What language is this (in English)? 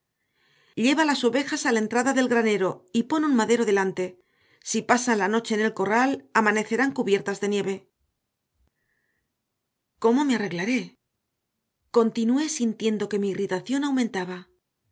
Spanish